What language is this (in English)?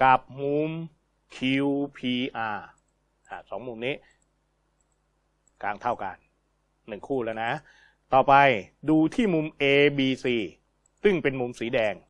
Thai